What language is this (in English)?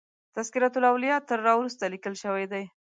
Pashto